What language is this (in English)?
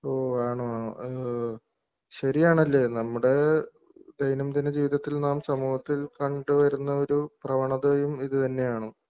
Malayalam